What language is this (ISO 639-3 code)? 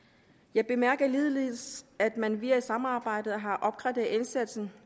dan